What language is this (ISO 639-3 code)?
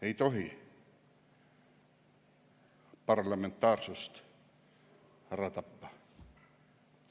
est